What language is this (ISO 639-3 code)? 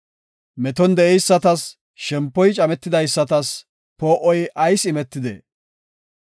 gof